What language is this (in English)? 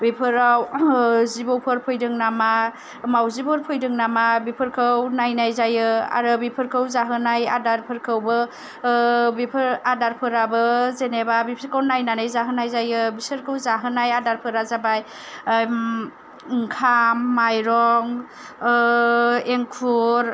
Bodo